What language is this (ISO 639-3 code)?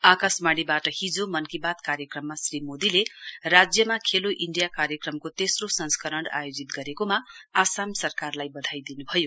nep